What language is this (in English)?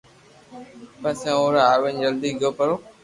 Loarki